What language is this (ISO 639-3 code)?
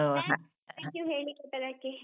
kan